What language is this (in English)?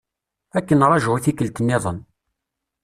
Kabyle